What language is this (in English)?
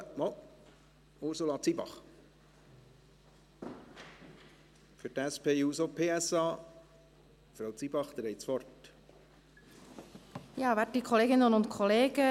Swiss German